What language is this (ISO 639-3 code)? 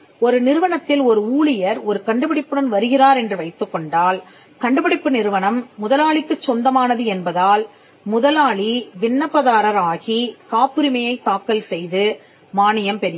tam